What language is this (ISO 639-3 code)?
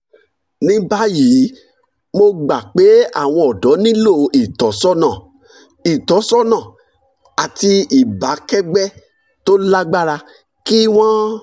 yor